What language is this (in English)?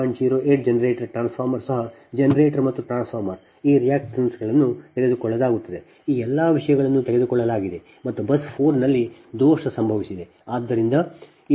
Kannada